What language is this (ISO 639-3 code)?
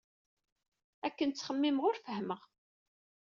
kab